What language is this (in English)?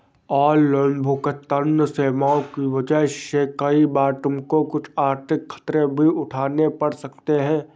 Hindi